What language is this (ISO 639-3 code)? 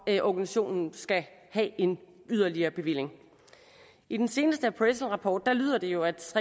dan